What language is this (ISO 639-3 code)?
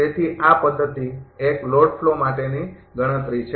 guj